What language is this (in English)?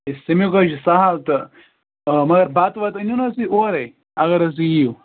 Kashmiri